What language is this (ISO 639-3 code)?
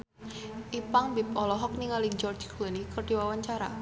sun